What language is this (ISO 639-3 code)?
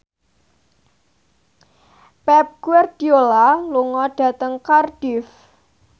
jav